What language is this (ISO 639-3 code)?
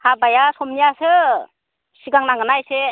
brx